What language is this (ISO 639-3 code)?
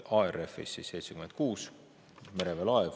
est